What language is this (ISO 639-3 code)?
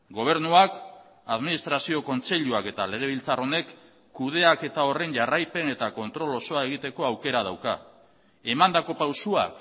eus